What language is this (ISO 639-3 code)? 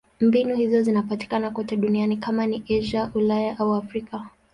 swa